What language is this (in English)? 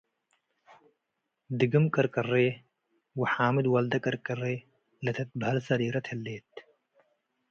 Tigre